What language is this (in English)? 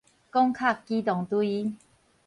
Min Nan Chinese